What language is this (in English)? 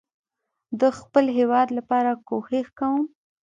Pashto